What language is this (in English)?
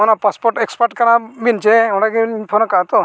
Santali